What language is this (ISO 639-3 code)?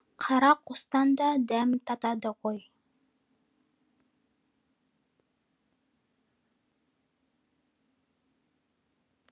kaz